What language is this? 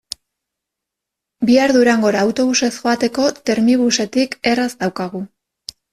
Basque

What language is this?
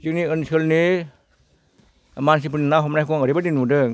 Bodo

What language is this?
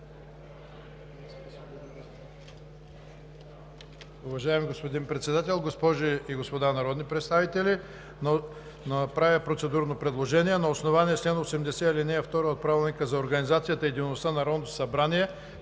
Bulgarian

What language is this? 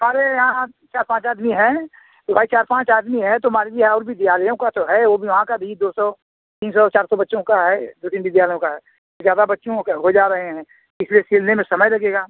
Hindi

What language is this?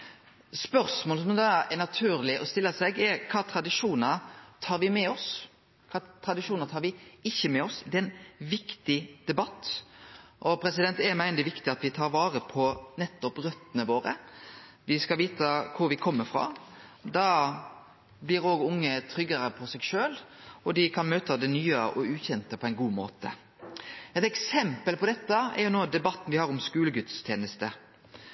Norwegian Nynorsk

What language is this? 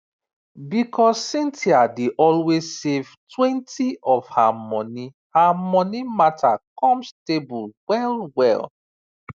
Nigerian Pidgin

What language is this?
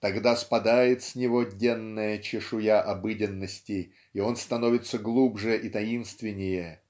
Russian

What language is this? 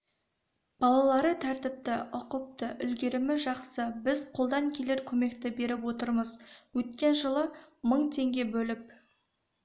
Kazakh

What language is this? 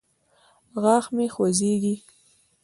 Pashto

